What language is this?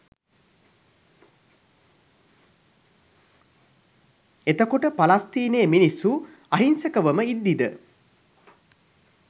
Sinhala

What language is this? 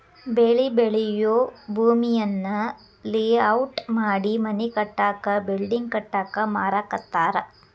Kannada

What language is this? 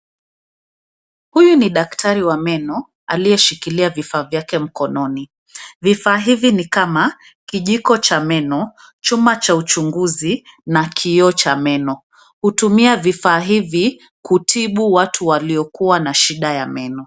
Swahili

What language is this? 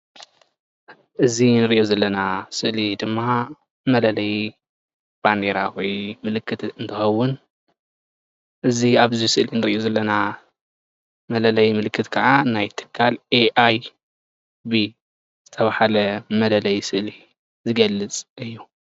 Tigrinya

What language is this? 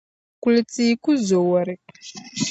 Dagbani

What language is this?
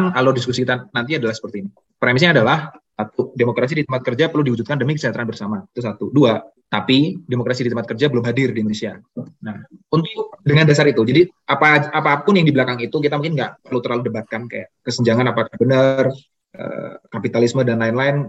Indonesian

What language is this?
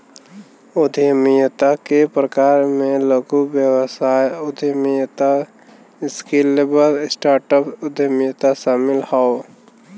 Bhojpuri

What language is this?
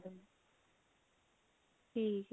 Punjabi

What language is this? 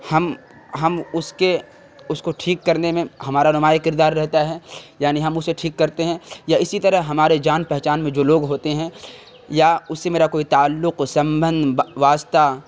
Urdu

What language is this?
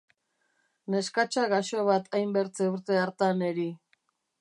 Basque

